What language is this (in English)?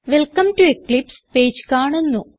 Malayalam